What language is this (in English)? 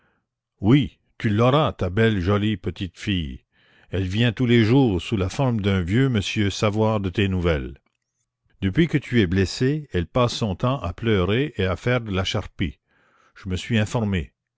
French